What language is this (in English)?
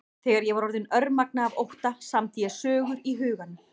Icelandic